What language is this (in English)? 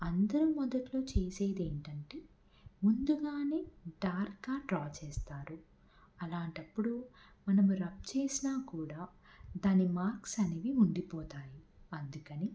Telugu